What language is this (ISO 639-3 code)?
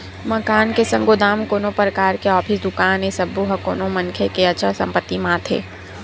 hne